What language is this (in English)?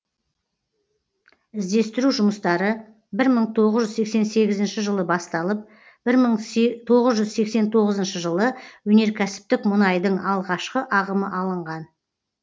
Kazakh